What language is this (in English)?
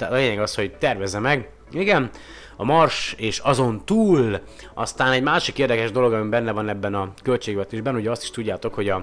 Hungarian